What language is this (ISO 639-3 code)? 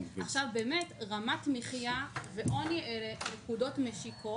heb